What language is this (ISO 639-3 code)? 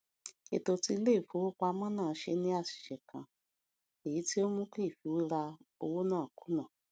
yor